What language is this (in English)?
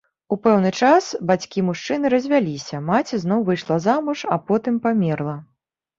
Belarusian